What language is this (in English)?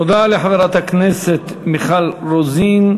Hebrew